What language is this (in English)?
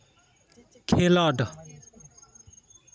Santali